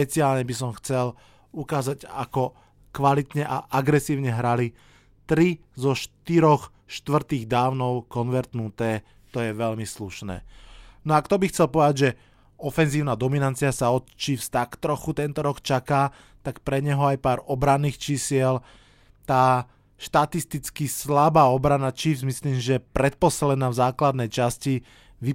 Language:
Slovak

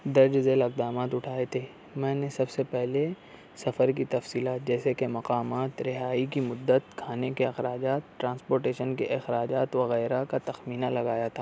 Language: Urdu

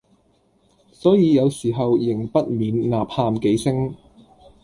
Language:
Cantonese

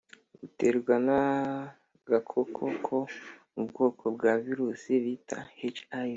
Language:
Kinyarwanda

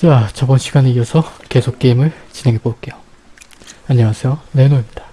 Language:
Korean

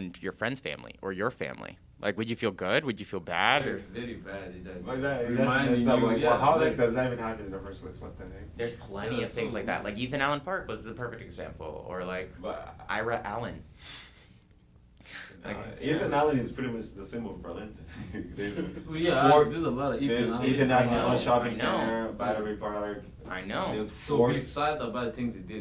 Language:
English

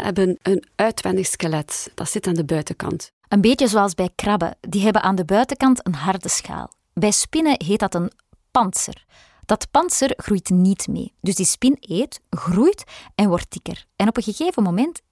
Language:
Dutch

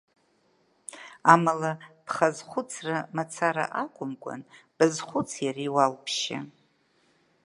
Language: Abkhazian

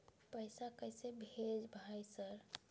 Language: Maithili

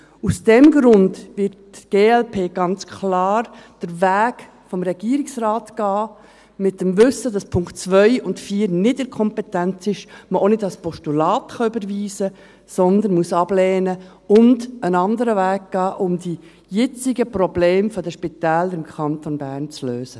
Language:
Swiss German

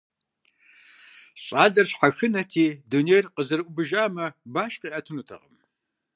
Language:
Kabardian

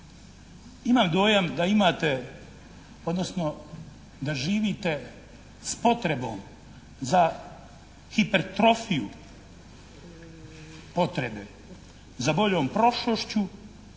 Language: Croatian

